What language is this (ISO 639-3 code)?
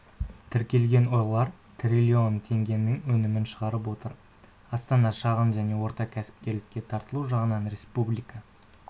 kaz